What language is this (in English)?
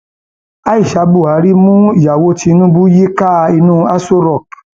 Yoruba